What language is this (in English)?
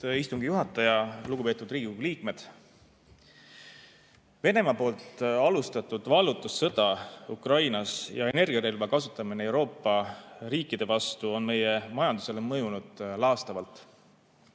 Estonian